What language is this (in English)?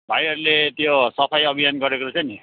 Nepali